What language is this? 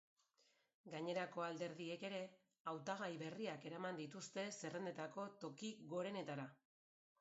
Basque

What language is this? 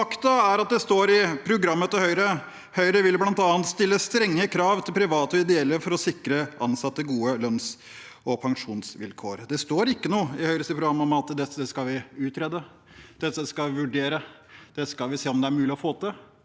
Norwegian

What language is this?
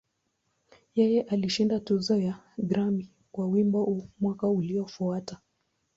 Swahili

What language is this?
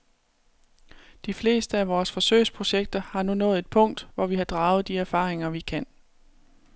Danish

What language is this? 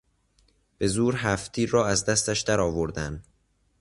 Persian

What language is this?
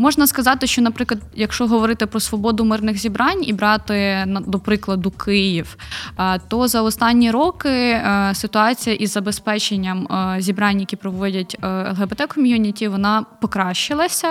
Ukrainian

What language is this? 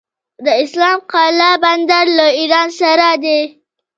Pashto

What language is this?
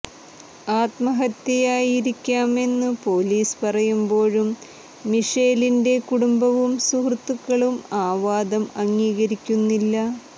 Malayalam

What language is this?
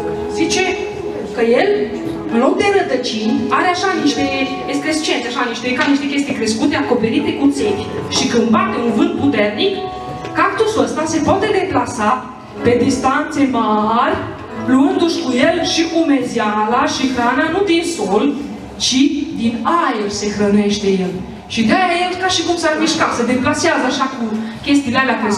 Romanian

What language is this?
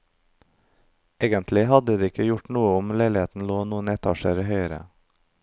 Norwegian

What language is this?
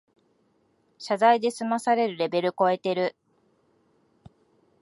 Japanese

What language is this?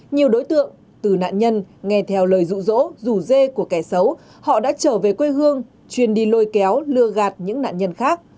Vietnamese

